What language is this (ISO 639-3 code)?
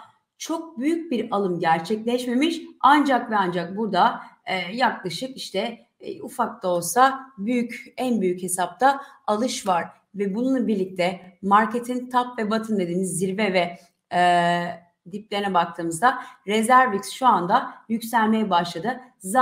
tur